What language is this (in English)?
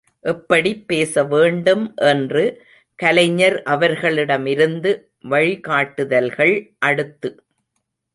Tamil